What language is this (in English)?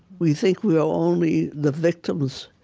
English